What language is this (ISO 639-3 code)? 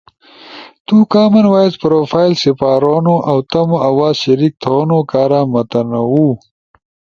ush